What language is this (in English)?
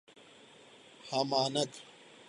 Urdu